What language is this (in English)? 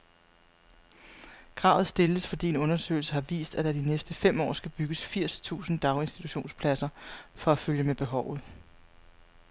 Danish